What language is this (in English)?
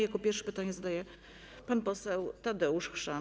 Polish